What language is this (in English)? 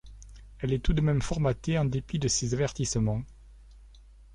French